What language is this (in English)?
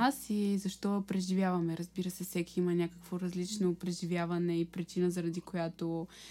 Bulgarian